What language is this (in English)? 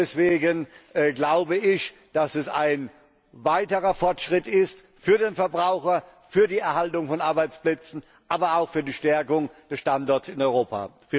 German